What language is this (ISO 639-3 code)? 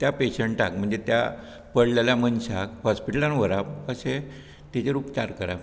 kok